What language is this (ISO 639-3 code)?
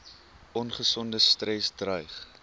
afr